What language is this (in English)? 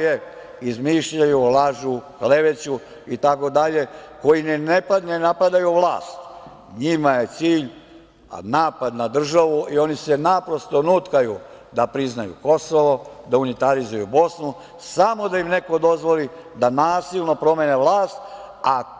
Serbian